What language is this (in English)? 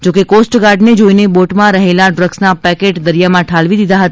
Gujarati